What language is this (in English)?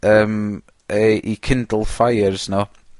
Welsh